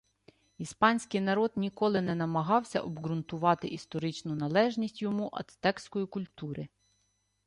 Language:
Ukrainian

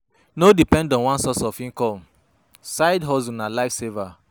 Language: Nigerian Pidgin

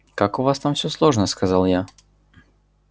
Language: Russian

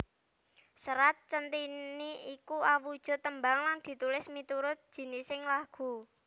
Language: Javanese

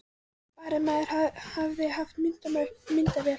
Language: Icelandic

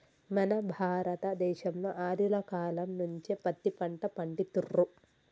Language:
Telugu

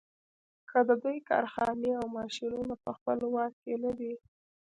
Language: Pashto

